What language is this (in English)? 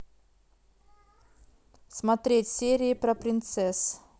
Russian